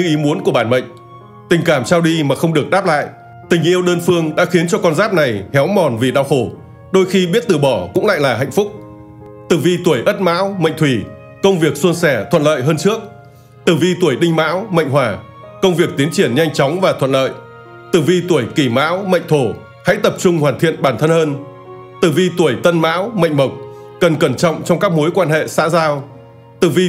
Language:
Vietnamese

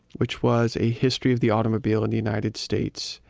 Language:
English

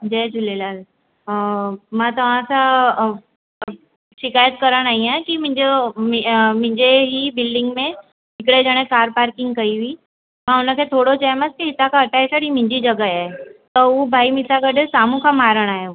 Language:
Sindhi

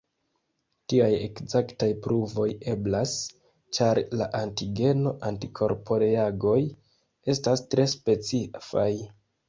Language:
Esperanto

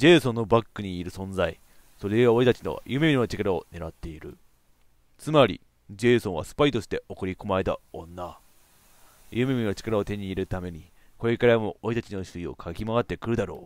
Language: Japanese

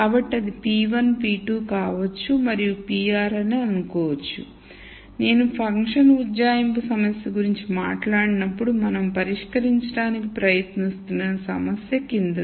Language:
Telugu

